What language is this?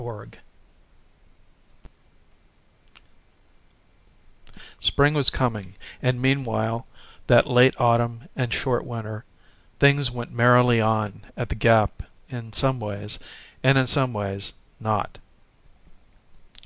English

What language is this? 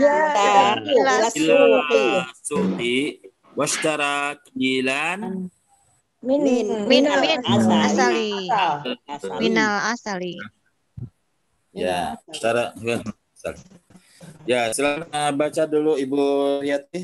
Indonesian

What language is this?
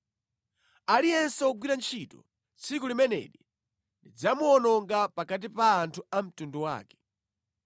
Nyanja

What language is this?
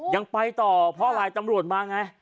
Thai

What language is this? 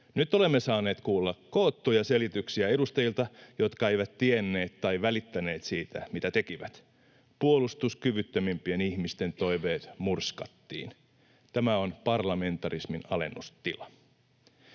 Finnish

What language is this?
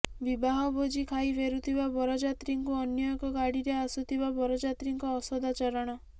Odia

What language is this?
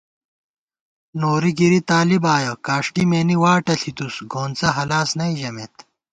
Gawar-Bati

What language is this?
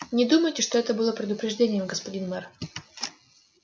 Russian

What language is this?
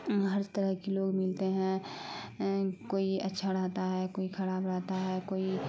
Urdu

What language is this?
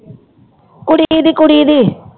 Punjabi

